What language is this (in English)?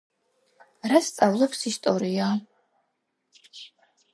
Georgian